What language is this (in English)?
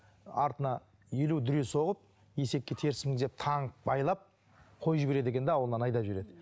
Kazakh